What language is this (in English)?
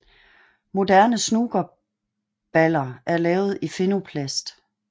Danish